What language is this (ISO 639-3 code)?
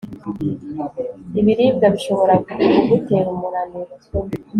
kin